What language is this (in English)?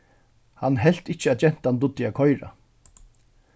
Faroese